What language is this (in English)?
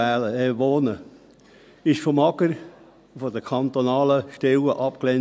Swiss German